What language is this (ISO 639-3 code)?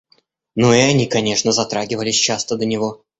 rus